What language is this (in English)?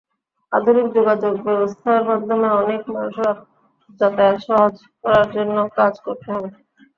Bangla